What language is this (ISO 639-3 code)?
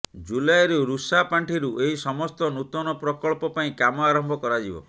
ori